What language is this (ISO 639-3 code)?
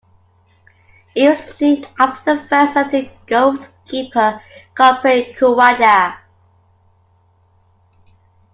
eng